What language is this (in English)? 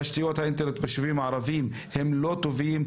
Hebrew